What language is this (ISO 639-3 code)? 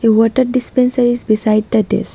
eng